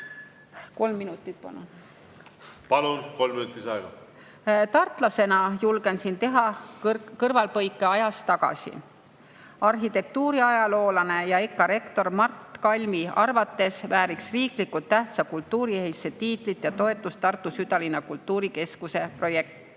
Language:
Estonian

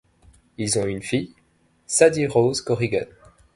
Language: French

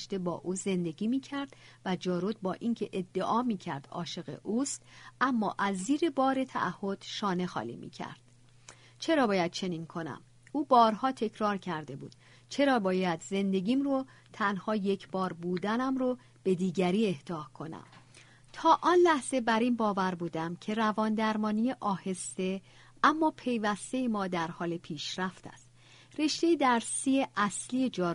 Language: Persian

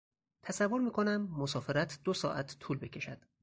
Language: Persian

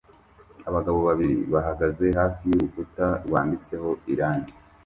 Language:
Kinyarwanda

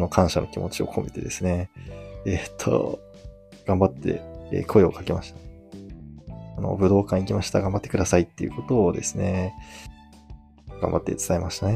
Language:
Japanese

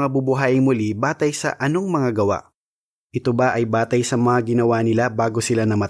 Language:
Filipino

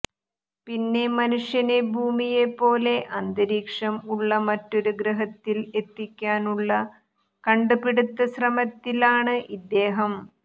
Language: Malayalam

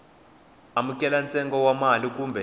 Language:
Tsonga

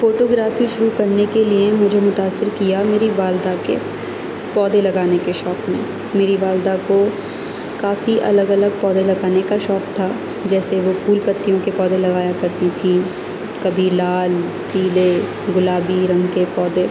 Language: Urdu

